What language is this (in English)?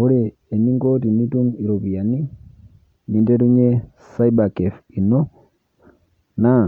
Masai